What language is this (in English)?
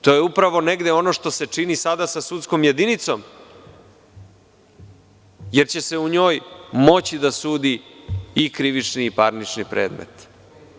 Serbian